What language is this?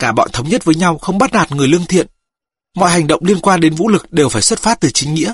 Vietnamese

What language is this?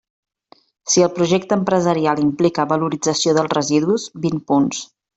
Catalan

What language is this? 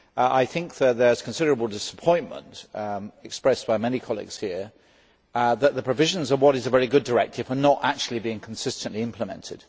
English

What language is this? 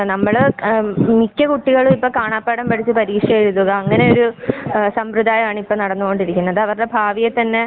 Malayalam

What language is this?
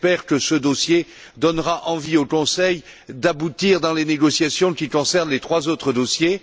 French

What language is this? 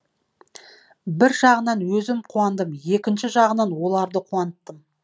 Kazakh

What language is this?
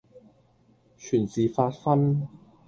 Cantonese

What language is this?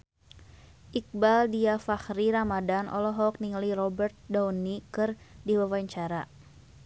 Sundanese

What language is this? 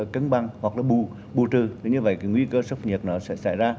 Vietnamese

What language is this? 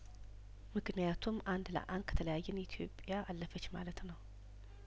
Amharic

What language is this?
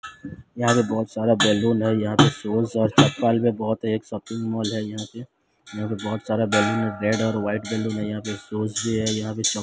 Hindi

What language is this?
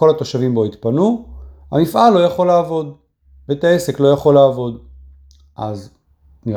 Hebrew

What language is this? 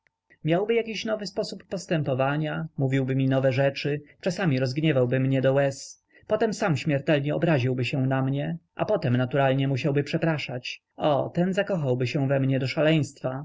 Polish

